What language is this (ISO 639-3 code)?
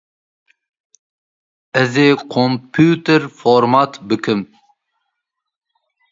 kur